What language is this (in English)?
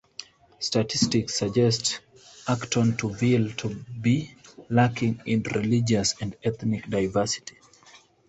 English